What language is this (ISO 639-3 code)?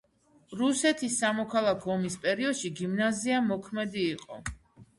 kat